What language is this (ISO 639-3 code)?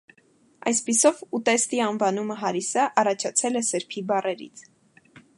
hye